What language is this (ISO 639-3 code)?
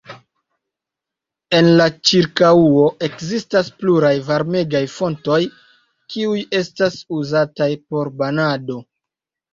epo